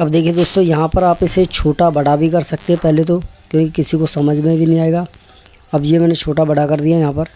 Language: Hindi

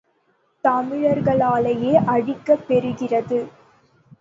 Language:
Tamil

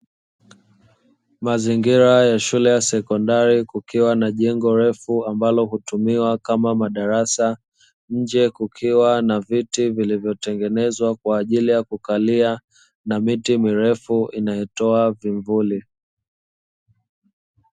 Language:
Swahili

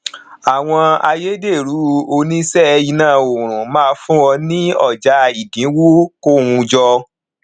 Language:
Yoruba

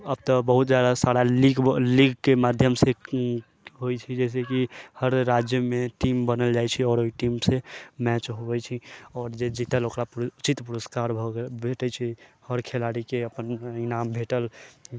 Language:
Maithili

